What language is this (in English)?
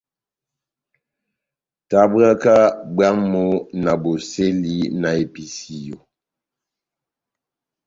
Batanga